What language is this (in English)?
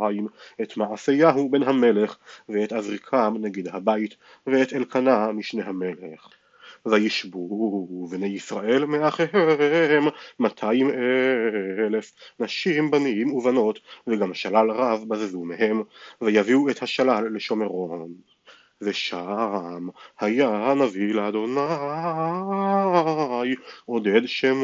Hebrew